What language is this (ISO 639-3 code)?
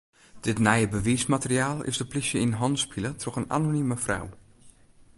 fry